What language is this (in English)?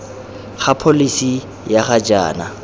Tswana